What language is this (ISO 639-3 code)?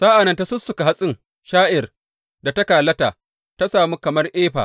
hau